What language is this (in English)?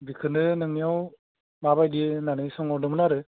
Bodo